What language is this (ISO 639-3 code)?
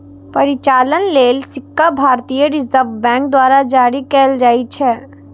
mai